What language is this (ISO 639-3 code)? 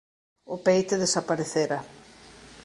glg